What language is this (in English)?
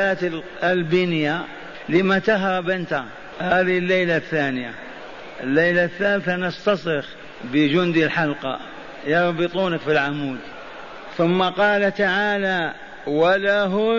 Arabic